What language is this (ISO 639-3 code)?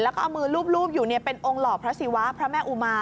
tha